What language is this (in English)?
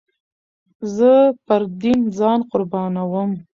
Pashto